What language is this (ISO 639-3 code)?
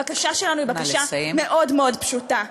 heb